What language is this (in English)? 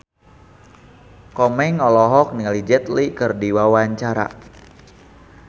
Sundanese